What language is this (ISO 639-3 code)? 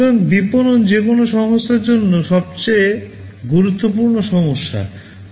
ben